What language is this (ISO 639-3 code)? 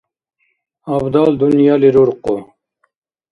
dar